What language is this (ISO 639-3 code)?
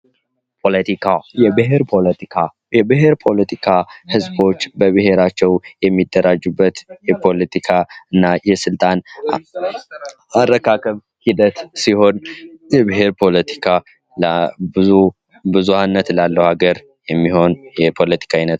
amh